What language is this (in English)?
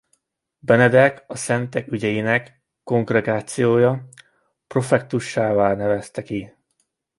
Hungarian